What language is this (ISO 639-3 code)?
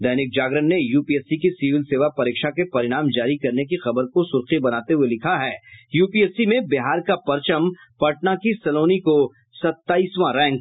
hin